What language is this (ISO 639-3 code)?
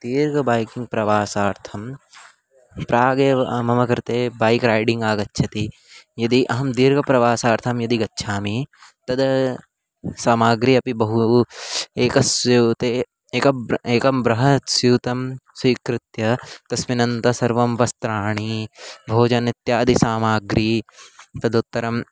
san